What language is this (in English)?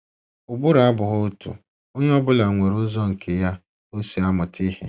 Igbo